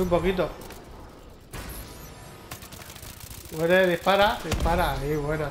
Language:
Spanish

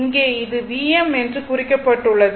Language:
Tamil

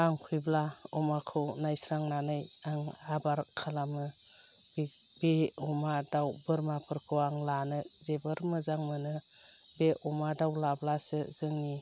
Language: Bodo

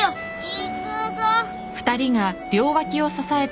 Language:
Japanese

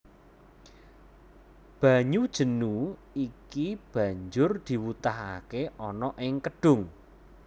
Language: Javanese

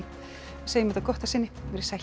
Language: Icelandic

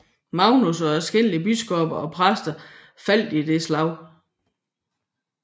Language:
Danish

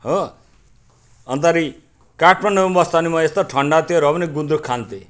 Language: Nepali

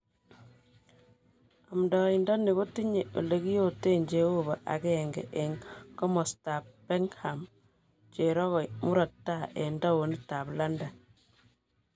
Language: Kalenjin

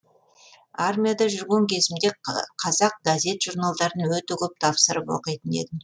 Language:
Kazakh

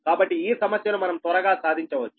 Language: Telugu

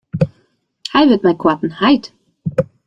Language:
Western Frisian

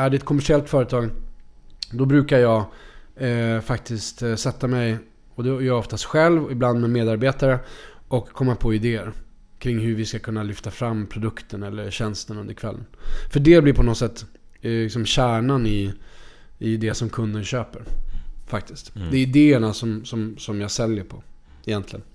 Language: Swedish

